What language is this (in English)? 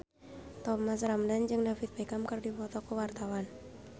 Sundanese